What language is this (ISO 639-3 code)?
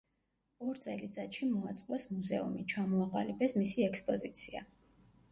kat